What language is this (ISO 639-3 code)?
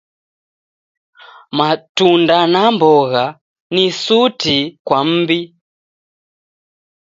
dav